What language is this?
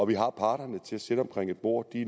Danish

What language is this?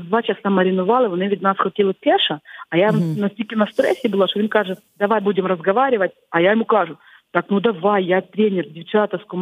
Ukrainian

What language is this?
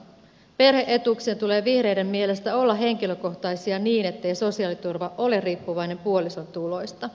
Finnish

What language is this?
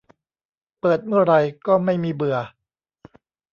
Thai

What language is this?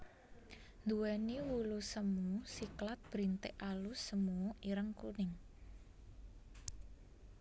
Javanese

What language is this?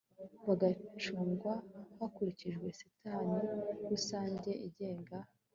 Kinyarwanda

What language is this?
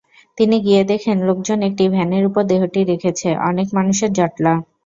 Bangla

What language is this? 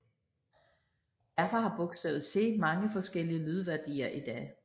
Danish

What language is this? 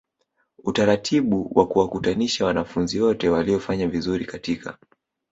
Swahili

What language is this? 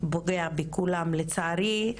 Hebrew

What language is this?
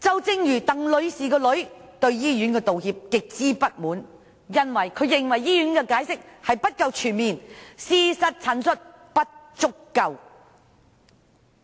Cantonese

